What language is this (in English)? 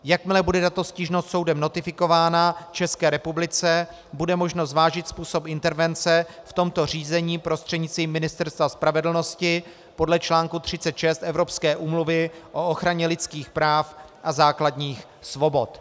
Czech